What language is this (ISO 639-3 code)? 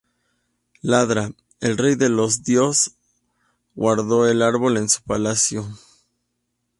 spa